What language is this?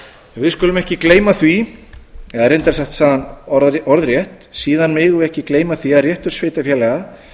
Icelandic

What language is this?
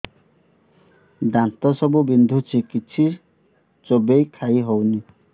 Odia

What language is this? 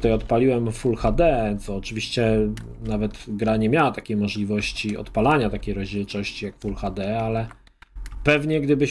Polish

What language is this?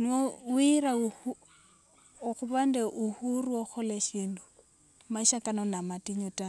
Wanga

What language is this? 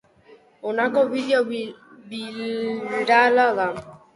Basque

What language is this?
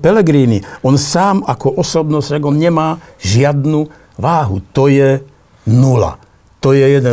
Slovak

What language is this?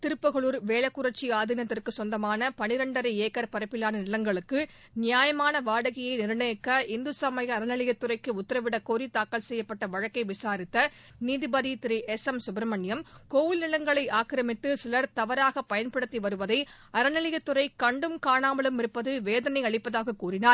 Tamil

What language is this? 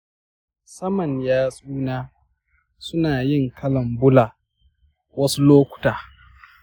Hausa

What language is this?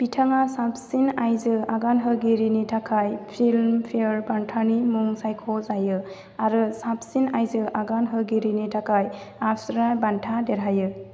Bodo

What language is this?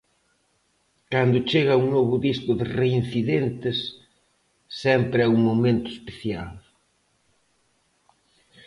Galician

